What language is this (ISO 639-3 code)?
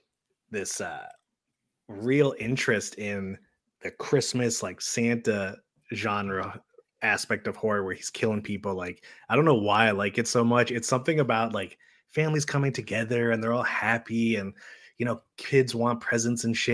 eng